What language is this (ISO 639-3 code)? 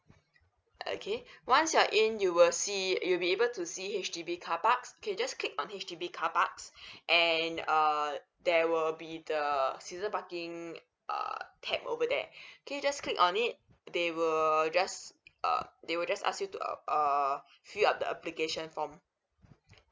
eng